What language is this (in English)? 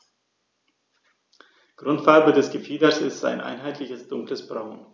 German